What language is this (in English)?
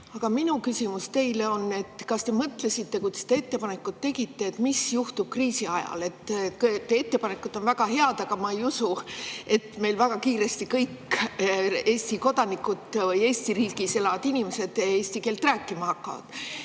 Estonian